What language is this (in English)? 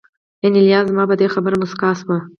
Pashto